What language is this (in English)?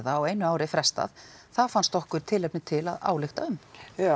Icelandic